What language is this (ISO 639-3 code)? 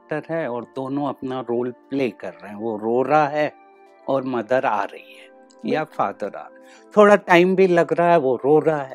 hin